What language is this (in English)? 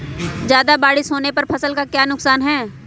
Magahi